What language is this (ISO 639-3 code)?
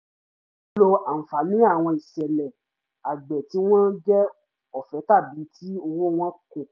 yor